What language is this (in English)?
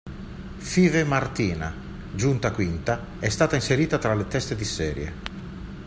Italian